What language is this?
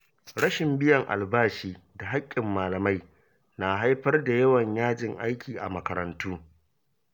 Hausa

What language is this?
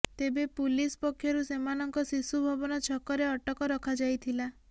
Odia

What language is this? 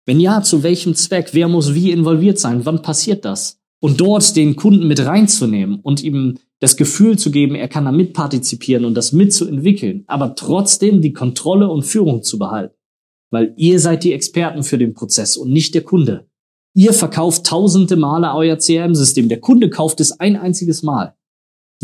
German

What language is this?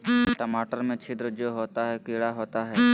Magahi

